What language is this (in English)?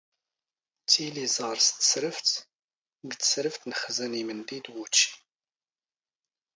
Standard Moroccan Tamazight